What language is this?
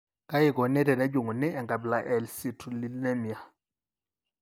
Masai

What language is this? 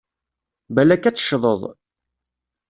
Kabyle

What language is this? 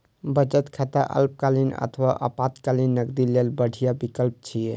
Maithili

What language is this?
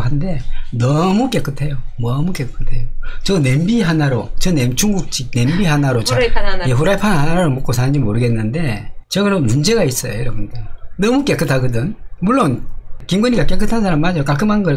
Korean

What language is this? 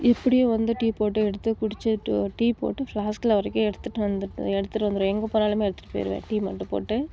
Tamil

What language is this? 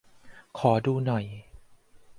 Thai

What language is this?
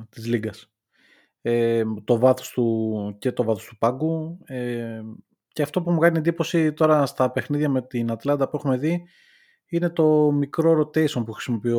Greek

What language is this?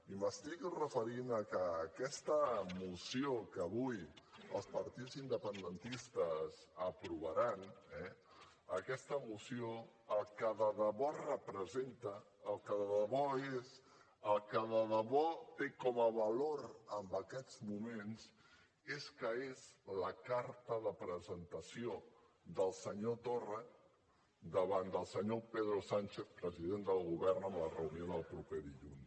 Catalan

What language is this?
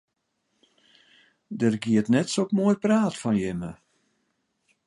Western Frisian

